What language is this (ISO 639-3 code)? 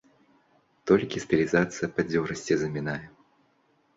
bel